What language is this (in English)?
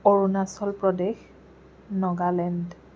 Assamese